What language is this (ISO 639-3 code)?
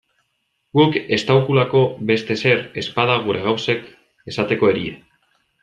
eus